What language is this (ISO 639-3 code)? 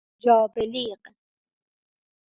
fas